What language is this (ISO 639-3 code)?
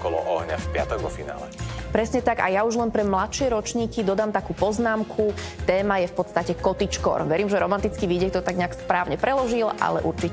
slk